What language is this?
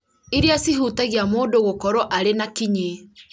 Kikuyu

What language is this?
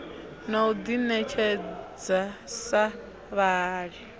Venda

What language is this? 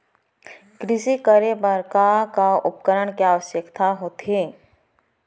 Chhattisgarhi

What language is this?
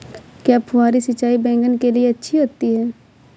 Hindi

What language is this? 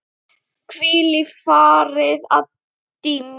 Icelandic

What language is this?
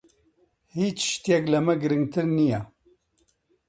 Central Kurdish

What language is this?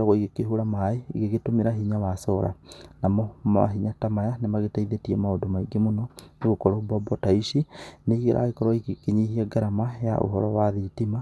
Kikuyu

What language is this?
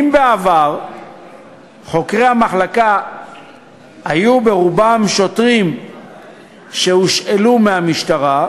Hebrew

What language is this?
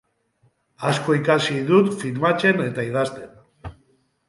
Basque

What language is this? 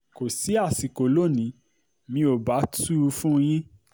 Yoruba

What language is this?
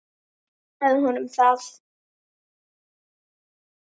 Icelandic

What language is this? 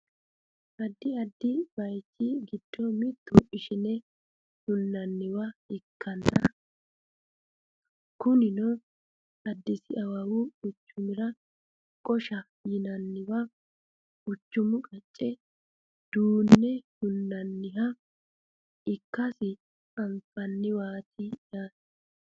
Sidamo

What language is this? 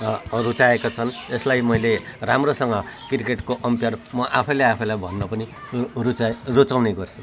Nepali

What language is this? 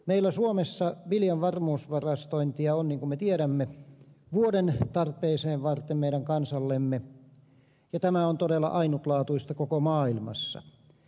Finnish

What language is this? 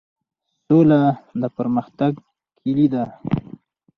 Pashto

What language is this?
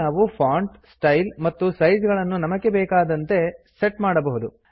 Kannada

